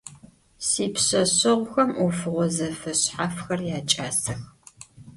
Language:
Adyghe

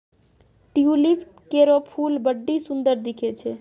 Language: Maithili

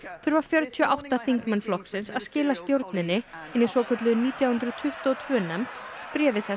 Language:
Icelandic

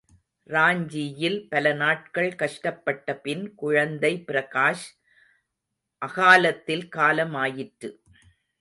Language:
Tamil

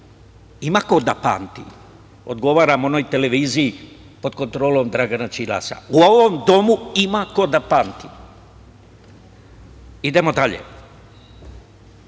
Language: Serbian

